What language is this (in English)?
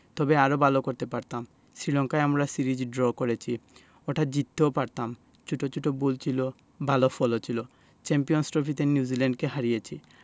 Bangla